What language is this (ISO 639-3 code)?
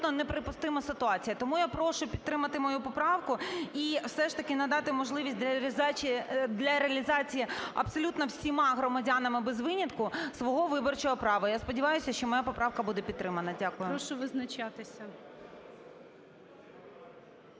ukr